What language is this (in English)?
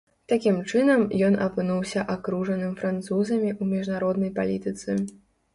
Belarusian